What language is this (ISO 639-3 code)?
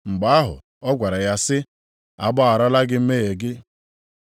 ibo